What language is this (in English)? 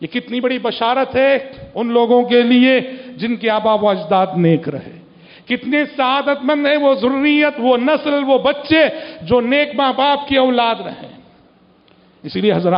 Arabic